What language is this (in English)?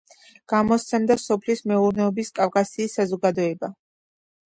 Georgian